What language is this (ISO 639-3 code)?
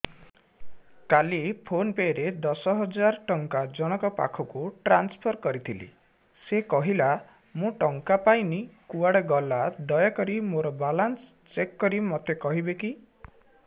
ori